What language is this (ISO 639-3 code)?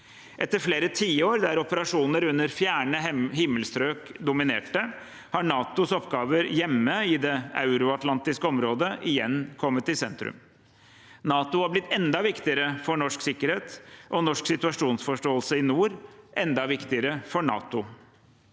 nor